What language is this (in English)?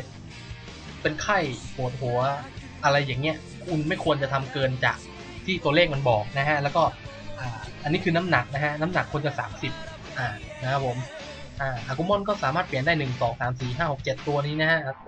Thai